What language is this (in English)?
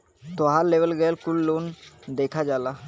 Bhojpuri